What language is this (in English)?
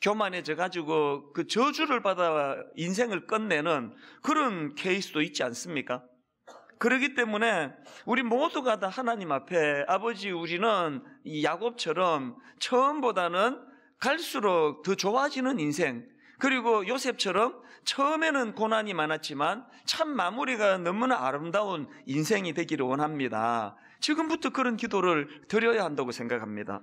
Korean